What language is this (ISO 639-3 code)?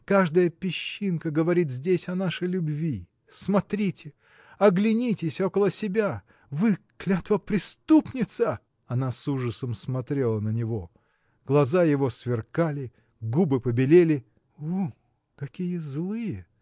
rus